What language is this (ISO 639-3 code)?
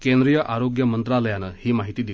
mar